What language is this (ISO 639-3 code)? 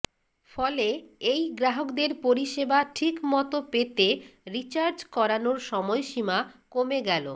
ben